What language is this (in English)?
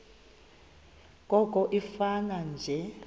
Xhosa